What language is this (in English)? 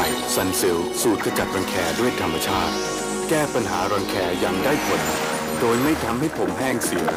Thai